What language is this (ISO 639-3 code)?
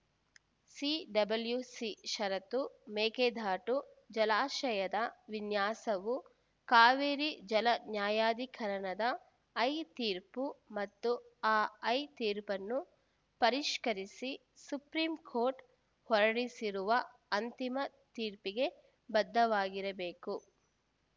kan